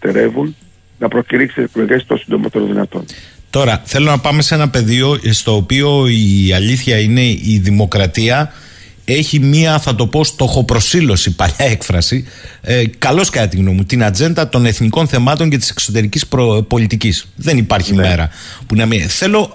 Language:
Greek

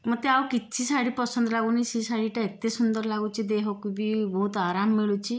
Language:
Odia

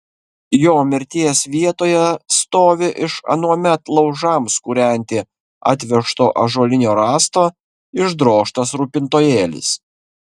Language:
Lithuanian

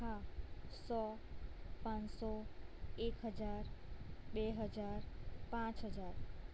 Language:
Gujarati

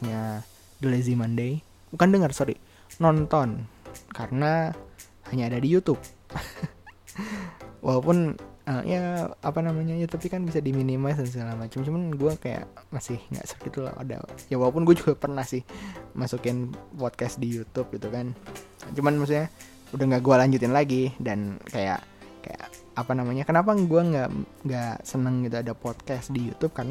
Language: Indonesian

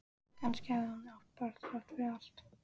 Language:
Icelandic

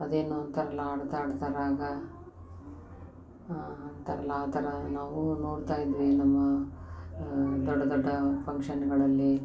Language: Kannada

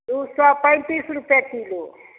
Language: Maithili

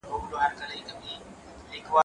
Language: Pashto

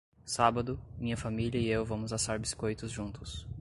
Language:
Portuguese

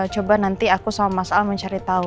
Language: Indonesian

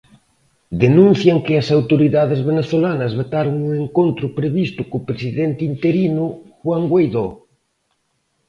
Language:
Galician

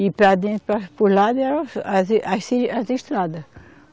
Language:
Portuguese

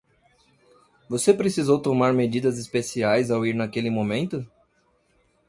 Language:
Portuguese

